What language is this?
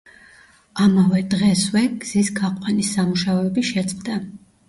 Georgian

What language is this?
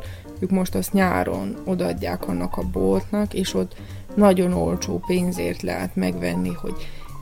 Hungarian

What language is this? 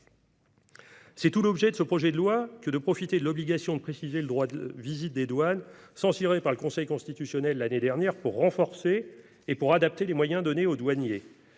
French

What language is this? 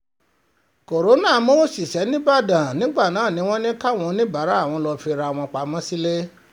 Yoruba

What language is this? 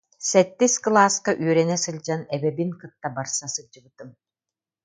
Yakut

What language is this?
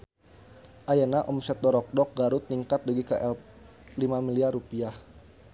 Sundanese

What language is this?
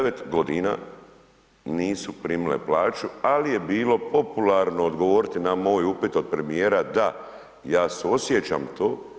Croatian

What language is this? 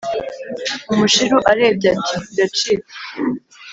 Kinyarwanda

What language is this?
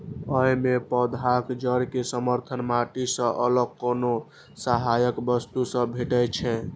Maithili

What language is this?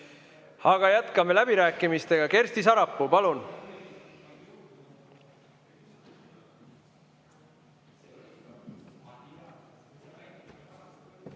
Estonian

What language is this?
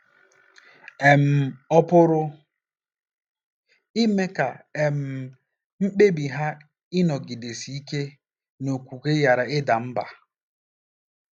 Igbo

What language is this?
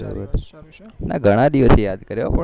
Gujarati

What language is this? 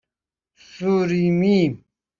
Persian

